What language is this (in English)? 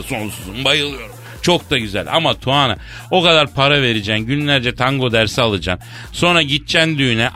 Turkish